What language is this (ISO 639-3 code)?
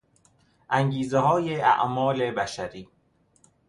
fas